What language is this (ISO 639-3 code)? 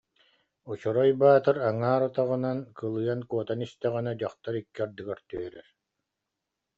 sah